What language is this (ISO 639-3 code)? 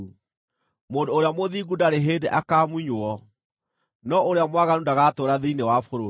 kik